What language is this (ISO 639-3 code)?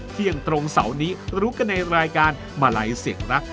tha